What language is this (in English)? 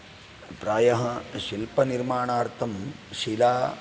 Sanskrit